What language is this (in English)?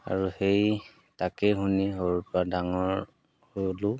Assamese